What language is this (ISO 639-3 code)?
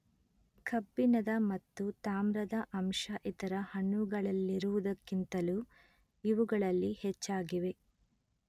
kan